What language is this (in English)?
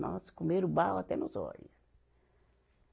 Portuguese